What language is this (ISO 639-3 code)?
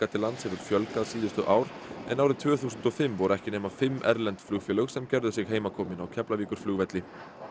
isl